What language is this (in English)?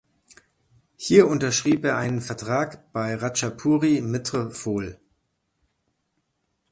German